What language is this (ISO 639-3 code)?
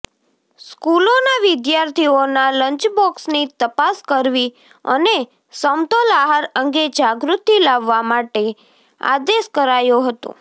guj